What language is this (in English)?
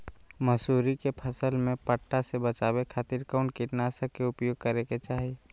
Magahi